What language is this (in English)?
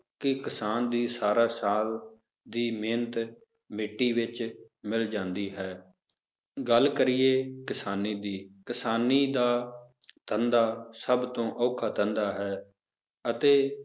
Punjabi